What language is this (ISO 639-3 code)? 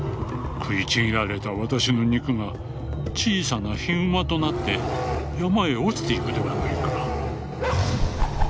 jpn